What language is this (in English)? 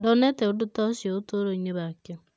Kikuyu